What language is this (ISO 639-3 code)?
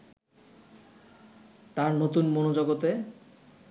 ben